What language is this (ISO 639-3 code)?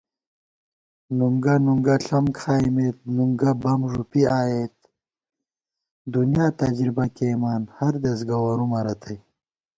gwt